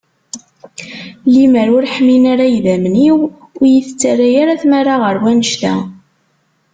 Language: Kabyle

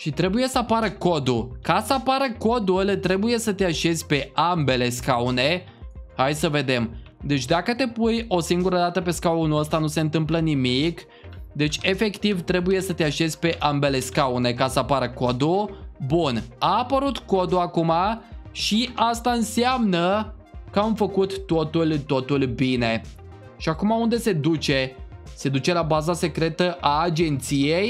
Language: Romanian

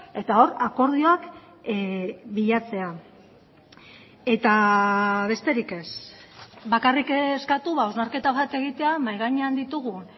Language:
Basque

